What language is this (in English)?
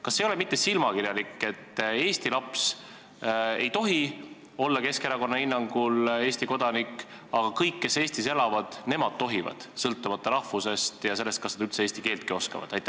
Estonian